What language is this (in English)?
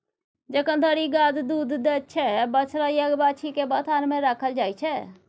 Maithili